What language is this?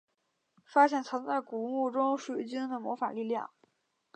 Chinese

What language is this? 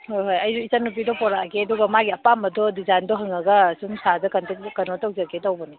Manipuri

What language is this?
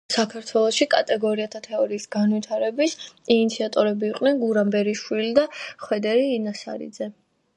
Georgian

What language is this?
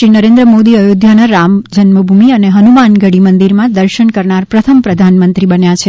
Gujarati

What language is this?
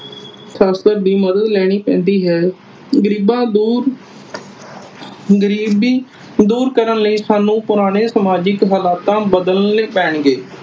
Punjabi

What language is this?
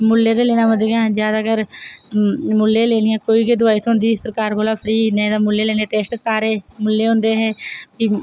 Dogri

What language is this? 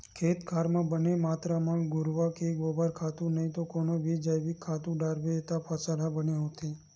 Chhattisgarhi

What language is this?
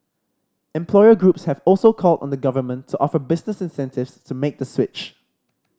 English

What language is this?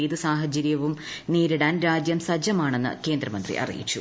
Malayalam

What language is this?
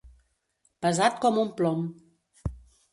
Catalan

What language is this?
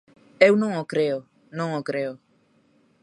Galician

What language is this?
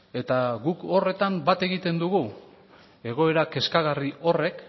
Basque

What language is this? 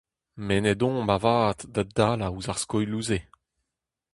Breton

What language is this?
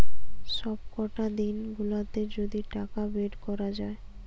Bangla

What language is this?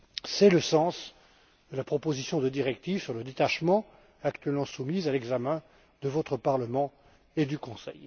French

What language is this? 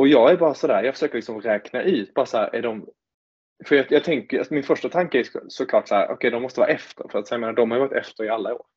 Swedish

